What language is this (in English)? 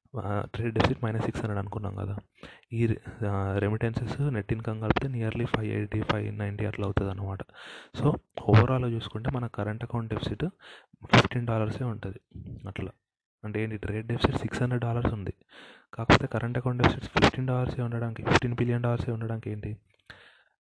Telugu